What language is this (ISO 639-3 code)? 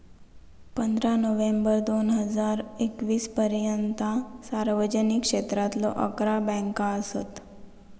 mar